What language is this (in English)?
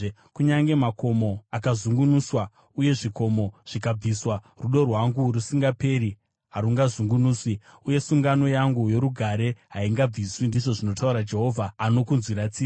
Shona